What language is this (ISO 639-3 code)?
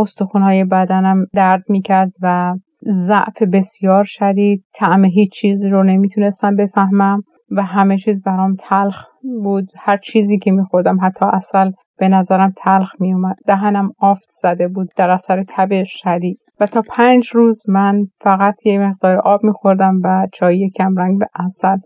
fas